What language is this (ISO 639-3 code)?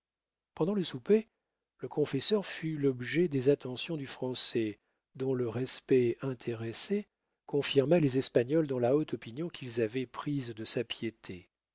fra